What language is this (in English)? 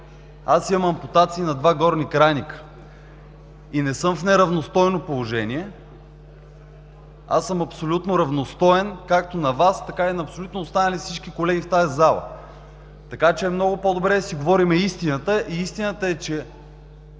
Bulgarian